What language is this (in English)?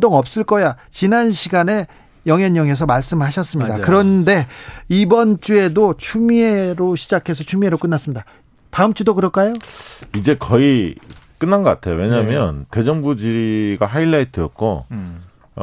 Korean